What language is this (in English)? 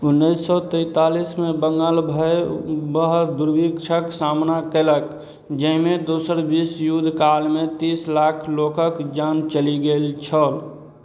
Maithili